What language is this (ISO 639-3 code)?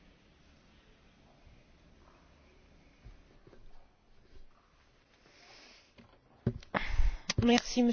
fra